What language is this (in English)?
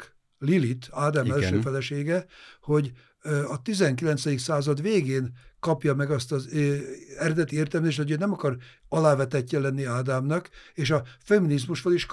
Hungarian